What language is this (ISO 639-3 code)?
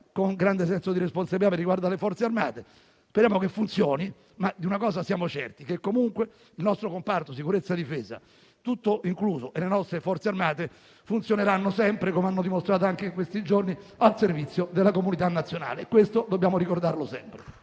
ita